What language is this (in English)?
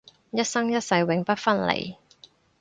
Cantonese